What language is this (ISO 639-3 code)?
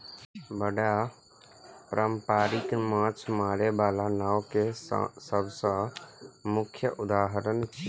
mai